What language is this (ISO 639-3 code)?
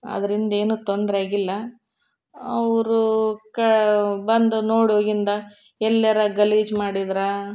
kan